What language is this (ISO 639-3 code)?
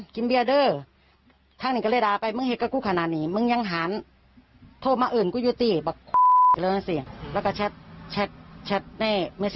tha